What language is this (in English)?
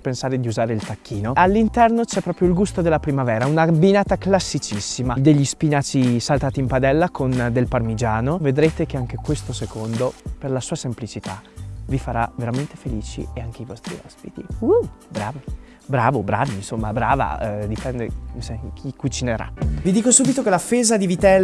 Italian